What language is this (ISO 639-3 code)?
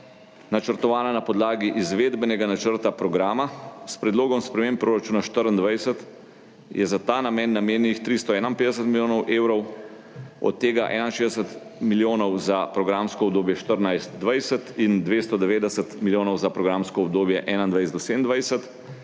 slv